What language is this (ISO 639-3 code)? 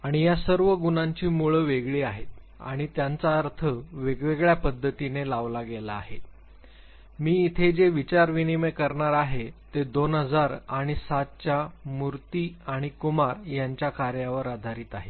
mar